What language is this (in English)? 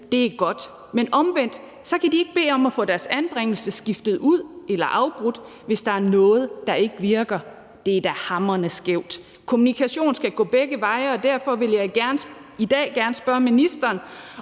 Danish